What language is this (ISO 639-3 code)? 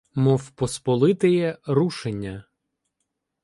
ukr